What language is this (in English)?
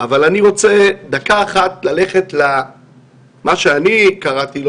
Hebrew